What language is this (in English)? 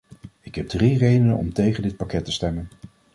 Dutch